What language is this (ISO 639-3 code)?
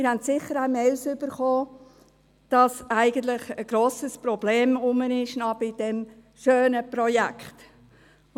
gsw